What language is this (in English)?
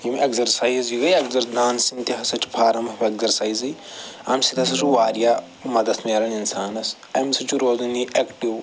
Kashmiri